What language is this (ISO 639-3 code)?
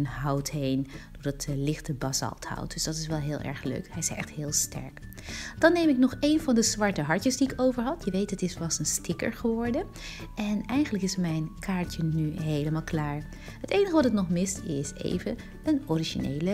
nld